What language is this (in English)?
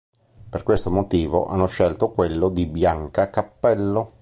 Italian